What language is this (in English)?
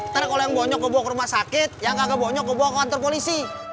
Indonesian